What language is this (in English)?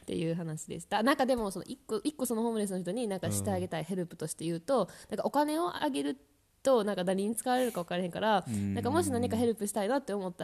Japanese